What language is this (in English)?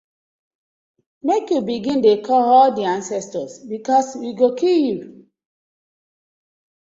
Nigerian Pidgin